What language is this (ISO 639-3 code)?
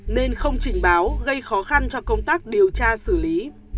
vie